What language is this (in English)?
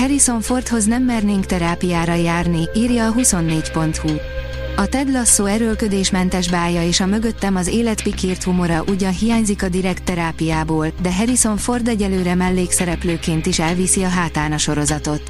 Hungarian